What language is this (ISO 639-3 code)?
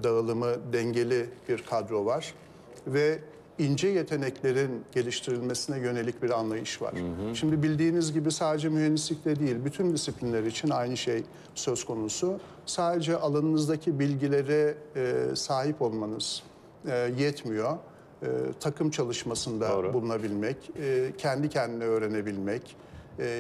tur